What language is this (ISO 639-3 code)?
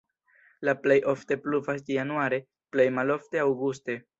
epo